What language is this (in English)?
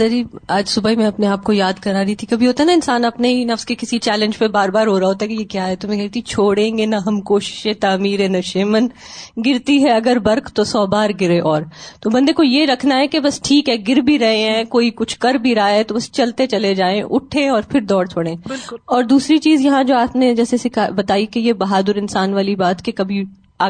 Urdu